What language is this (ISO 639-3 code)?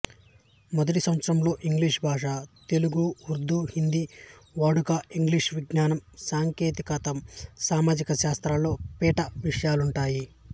tel